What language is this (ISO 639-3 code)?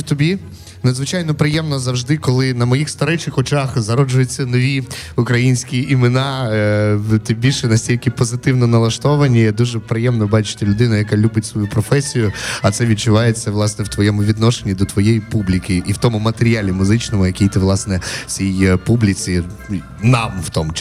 ukr